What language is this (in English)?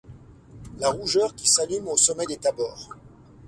French